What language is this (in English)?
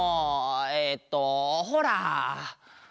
Japanese